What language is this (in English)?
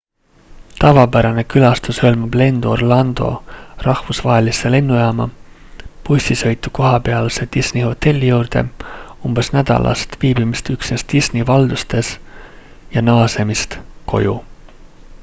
Estonian